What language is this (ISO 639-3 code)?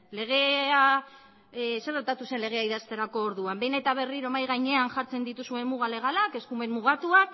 eus